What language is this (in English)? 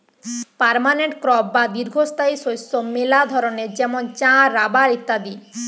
Bangla